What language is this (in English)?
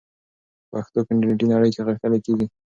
Pashto